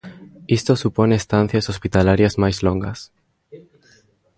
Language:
Galician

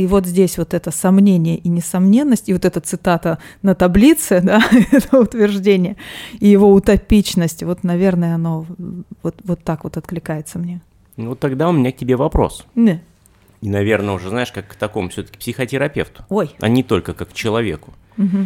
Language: Russian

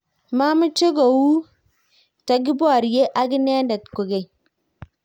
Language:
Kalenjin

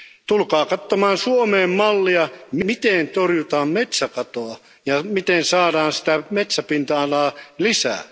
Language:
Finnish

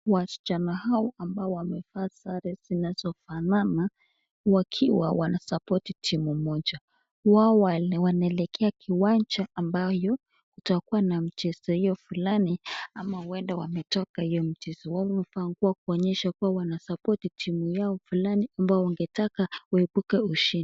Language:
Swahili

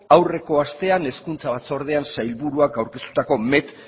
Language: Basque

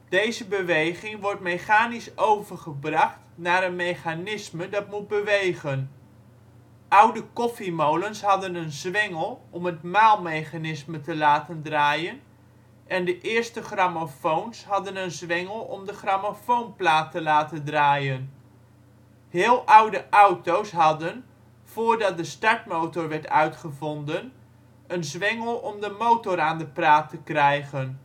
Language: Dutch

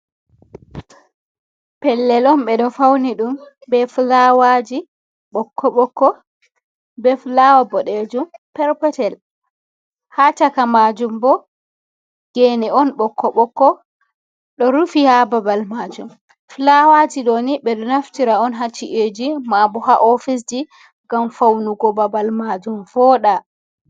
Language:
Fula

